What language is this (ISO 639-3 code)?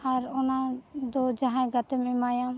sat